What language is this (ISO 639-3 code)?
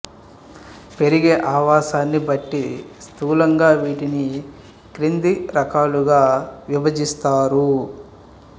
tel